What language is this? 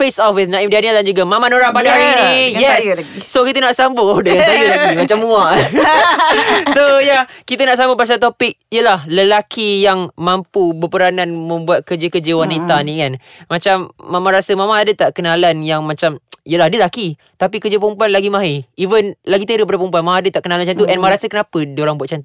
Malay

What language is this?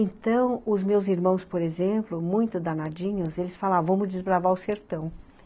Portuguese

